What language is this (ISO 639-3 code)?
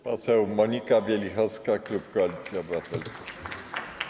pol